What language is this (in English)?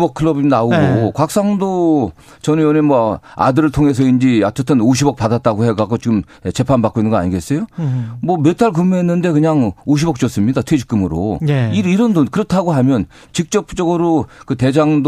Korean